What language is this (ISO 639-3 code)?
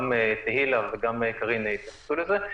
heb